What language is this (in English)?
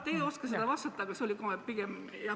Estonian